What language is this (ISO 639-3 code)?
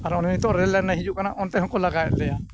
sat